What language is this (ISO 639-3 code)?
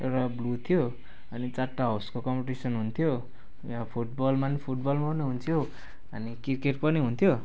nep